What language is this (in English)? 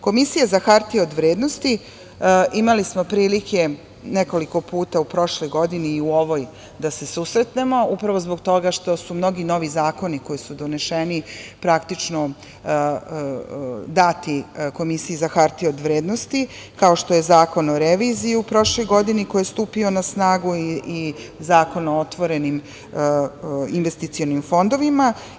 Serbian